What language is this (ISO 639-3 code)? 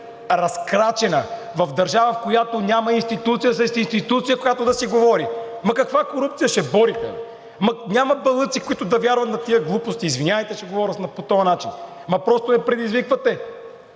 bul